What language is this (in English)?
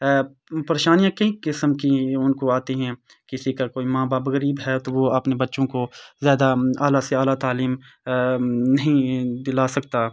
Urdu